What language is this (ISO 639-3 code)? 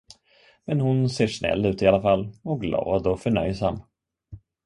swe